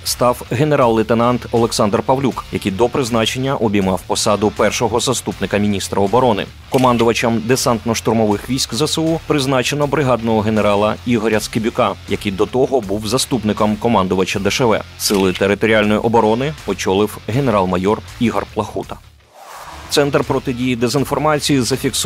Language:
Ukrainian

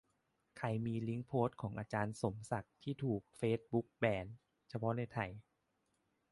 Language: Thai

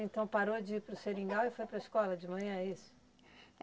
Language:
Portuguese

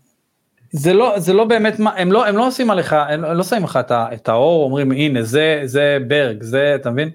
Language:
Hebrew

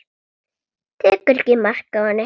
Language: Icelandic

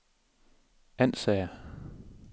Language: Danish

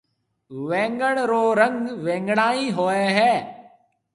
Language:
Marwari (Pakistan)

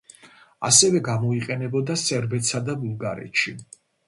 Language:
Georgian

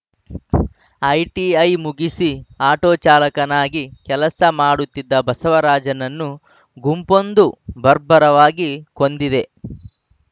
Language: Kannada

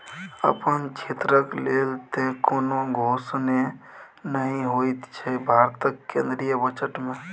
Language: Maithili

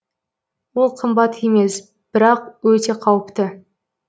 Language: Kazakh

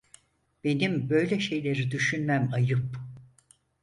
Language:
Turkish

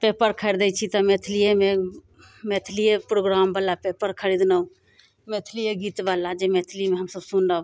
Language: Maithili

